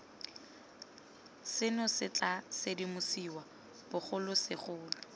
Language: Tswana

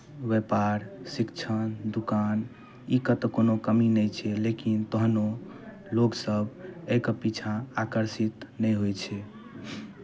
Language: Maithili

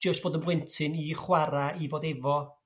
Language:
Welsh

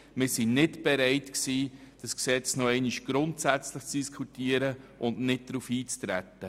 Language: Swiss German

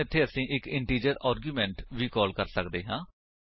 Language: Punjabi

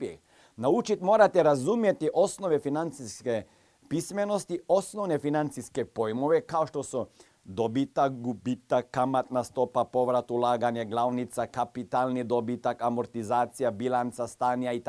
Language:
Croatian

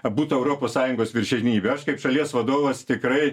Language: Lithuanian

